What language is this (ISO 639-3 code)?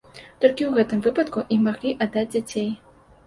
bel